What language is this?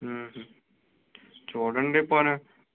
Telugu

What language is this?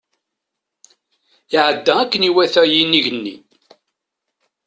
Kabyle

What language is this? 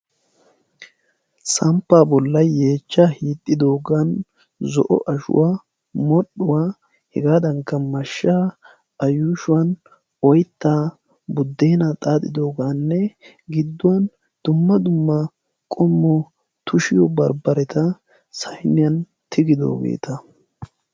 Wolaytta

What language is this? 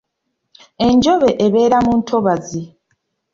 Ganda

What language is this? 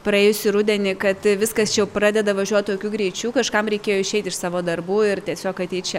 Lithuanian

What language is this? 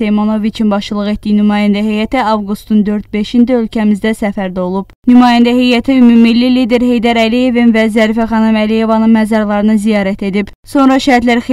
Dutch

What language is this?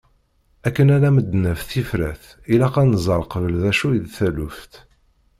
Kabyle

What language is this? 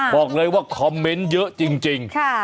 Thai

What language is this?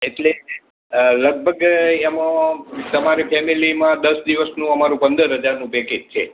Gujarati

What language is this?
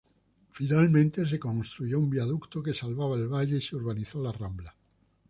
Spanish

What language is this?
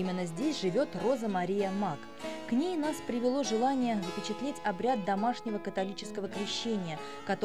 Russian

